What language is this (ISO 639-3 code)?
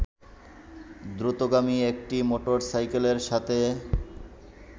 ben